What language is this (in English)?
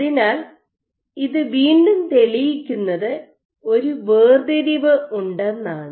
Malayalam